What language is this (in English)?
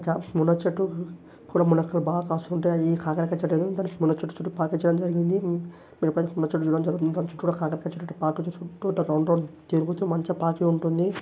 Telugu